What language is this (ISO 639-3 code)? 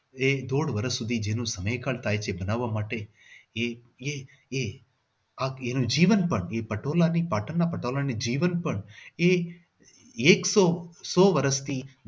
guj